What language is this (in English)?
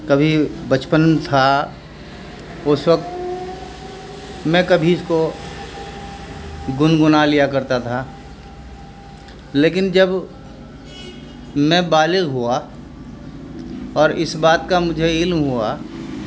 Urdu